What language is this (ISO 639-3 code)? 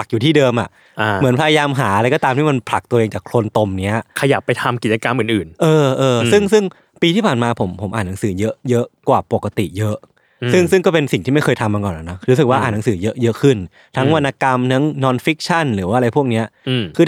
tha